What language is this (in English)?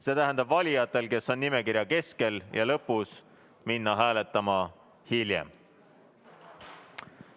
Estonian